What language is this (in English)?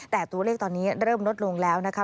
Thai